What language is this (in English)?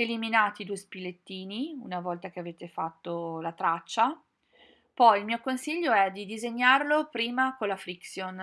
Italian